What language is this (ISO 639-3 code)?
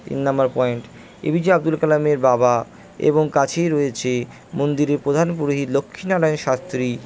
ben